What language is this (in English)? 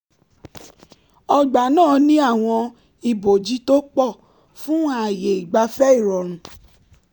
Yoruba